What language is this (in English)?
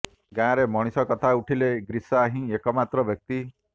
Odia